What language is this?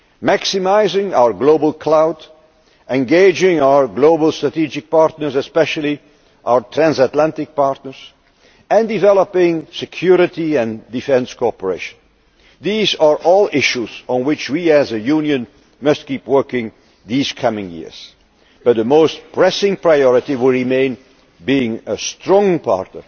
English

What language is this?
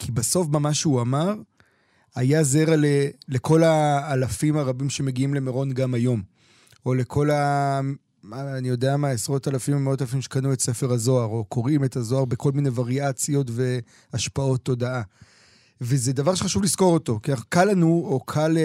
Hebrew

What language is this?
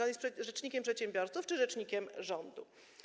Polish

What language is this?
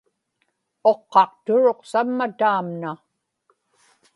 Inupiaq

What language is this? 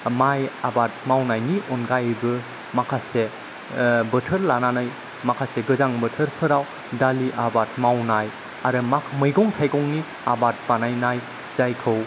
Bodo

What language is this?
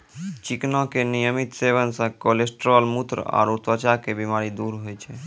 Maithili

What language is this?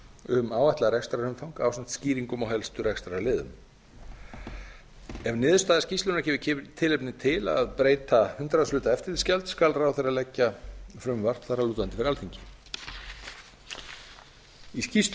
Icelandic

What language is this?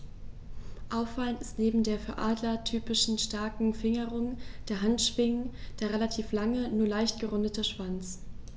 German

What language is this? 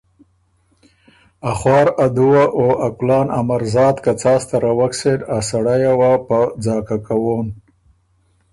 Ormuri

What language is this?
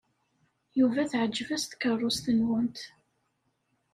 Kabyle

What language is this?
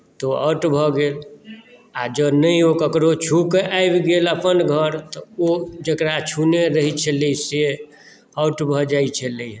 Maithili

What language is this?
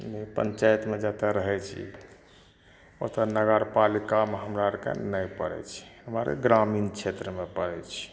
Maithili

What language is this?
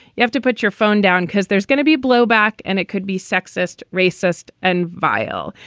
English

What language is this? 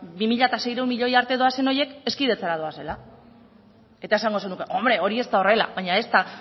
Basque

